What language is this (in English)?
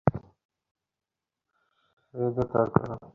Bangla